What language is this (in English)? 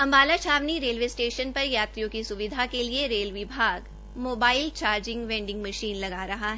Hindi